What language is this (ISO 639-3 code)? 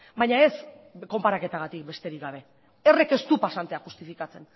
eus